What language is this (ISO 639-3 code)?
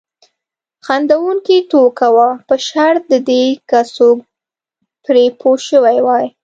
pus